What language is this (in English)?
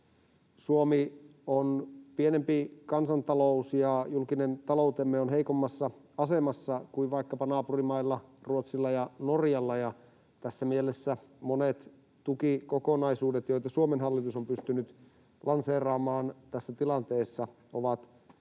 Finnish